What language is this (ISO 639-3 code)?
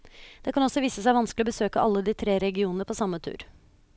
nor